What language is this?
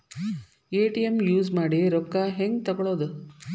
Kannada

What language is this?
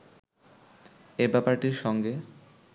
Bangla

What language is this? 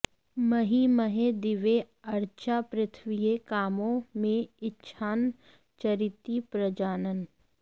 Sanskrit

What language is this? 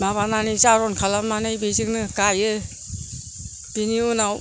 Bodo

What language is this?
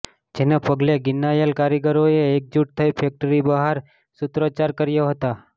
Gujarati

